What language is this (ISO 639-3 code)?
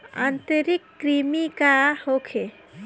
bho